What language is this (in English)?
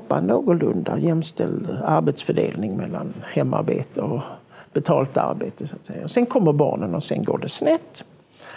Swedish